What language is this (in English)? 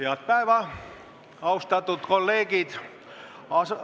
Estonian